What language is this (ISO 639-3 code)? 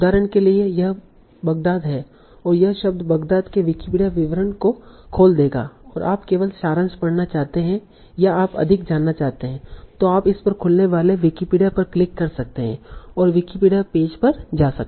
hin